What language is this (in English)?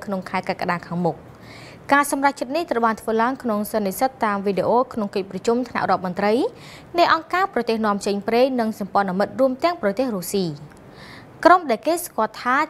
Thai